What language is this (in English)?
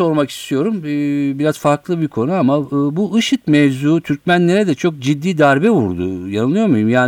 Turkish